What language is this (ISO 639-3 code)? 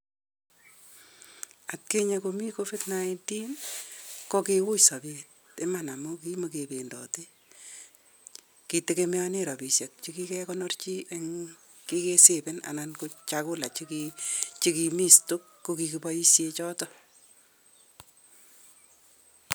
kln